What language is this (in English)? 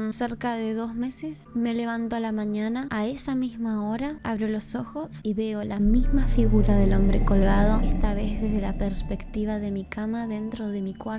Spanish